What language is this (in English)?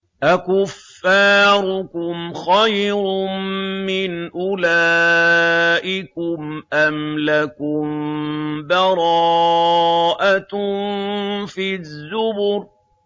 Arabic